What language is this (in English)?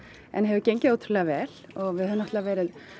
Icelandic